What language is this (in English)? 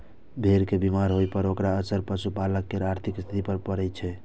Maithili